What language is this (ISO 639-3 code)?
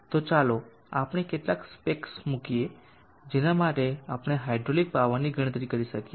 guj